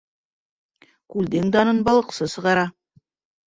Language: Bashkir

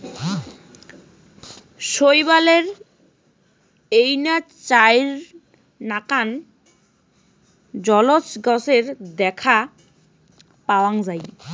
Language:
Bangla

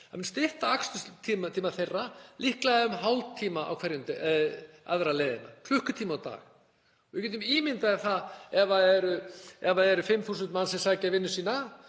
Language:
Icelandic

